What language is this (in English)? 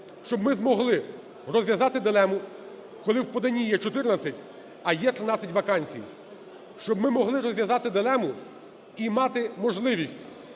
Ukrainian